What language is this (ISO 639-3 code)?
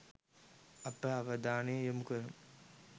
sin